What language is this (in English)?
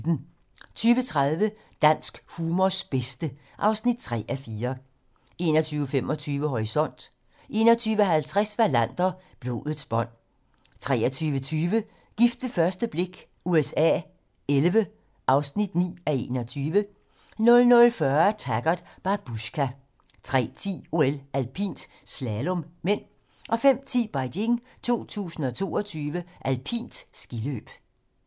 Danish